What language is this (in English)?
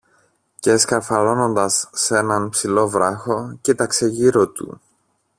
Greek